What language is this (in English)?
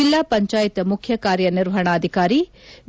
Kannada